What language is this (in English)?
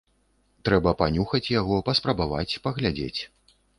Belarusian